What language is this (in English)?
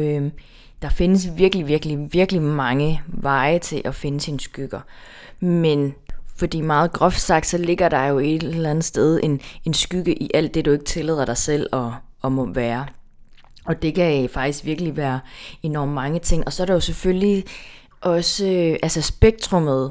Danish